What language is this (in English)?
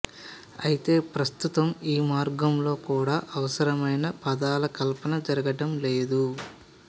Telugu